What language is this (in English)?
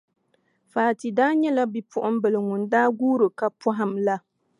Dagbani